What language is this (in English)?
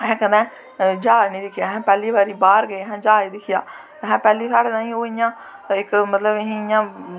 Dogri